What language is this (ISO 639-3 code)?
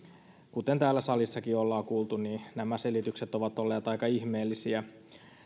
fin